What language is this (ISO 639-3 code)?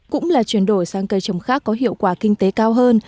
vie